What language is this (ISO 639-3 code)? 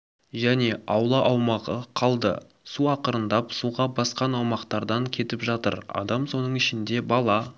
kaz